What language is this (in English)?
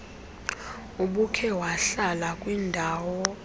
Xhosa